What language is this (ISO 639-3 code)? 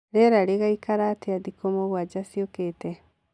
kik